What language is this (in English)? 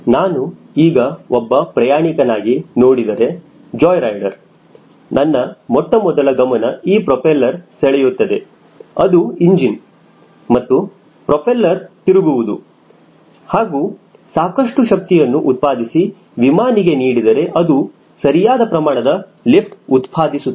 Kannada